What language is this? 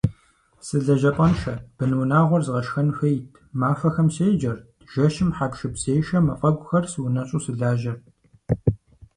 Kabardian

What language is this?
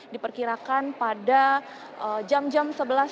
Indonesian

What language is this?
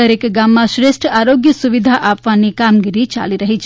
Gujarati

